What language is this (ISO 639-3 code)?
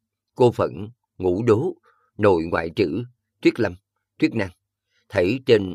vie